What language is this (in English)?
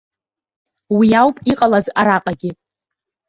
Abkhazian